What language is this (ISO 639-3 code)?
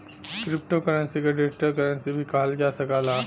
bho